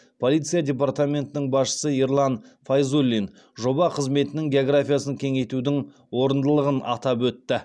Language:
Kazakh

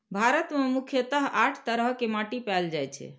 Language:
Maithili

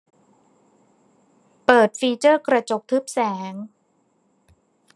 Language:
Thai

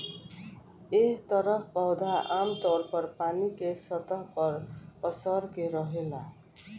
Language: Bhojpuri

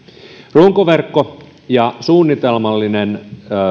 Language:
Finnish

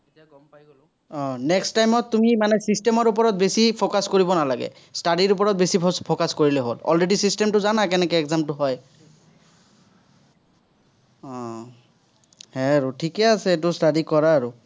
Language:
Assamese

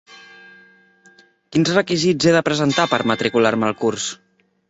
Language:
Catalan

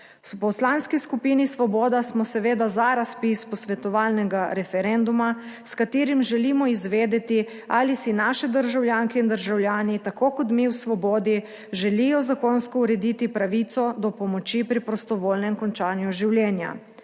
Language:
Slovenian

